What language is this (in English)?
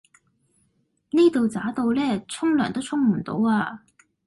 Cantonese